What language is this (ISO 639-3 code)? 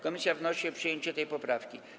pol